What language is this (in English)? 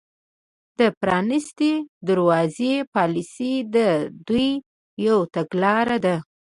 Pashto